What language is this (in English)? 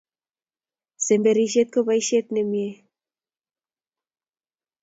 Kalenjin